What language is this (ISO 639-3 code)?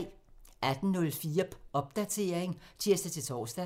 dan